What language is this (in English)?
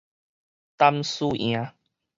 Min Nan Chinese